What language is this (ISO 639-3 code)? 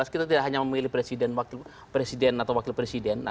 ind